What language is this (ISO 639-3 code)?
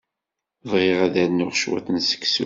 kab